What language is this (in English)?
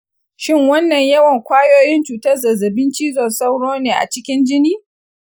Hausa